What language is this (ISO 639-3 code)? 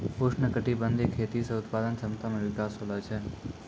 mai